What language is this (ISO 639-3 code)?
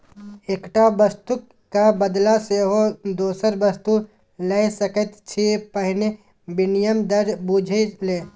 mai